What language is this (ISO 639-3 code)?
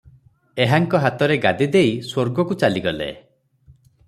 ori